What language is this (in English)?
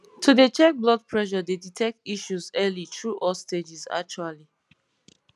Nigerian Pidgin